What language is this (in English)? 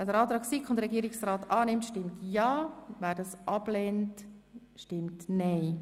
Swiss German